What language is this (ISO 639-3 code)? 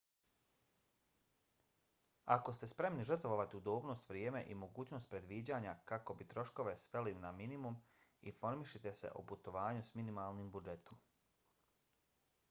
bos